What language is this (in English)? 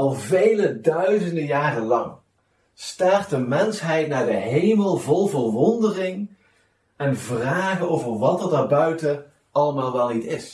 Dutch